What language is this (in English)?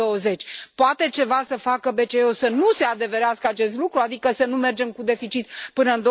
Romanian